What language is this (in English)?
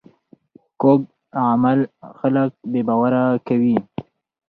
Pashto